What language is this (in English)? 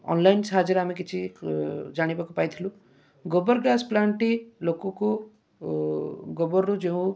Odia